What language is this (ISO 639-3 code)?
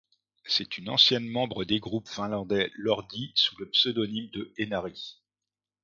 fra